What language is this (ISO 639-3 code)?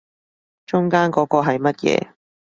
yue